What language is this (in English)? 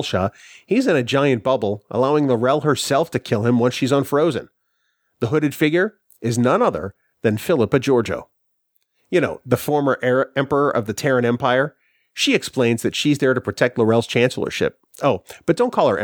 English